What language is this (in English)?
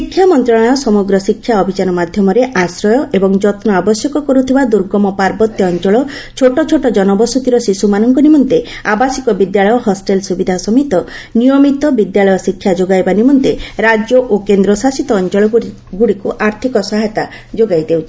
Odia